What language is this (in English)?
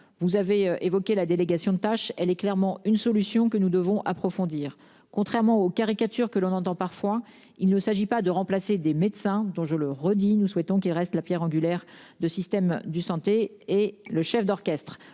French